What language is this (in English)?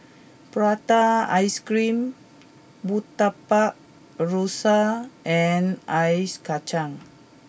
English